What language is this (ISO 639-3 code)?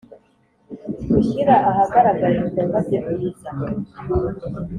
kin